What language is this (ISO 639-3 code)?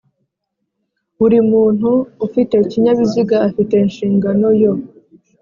kin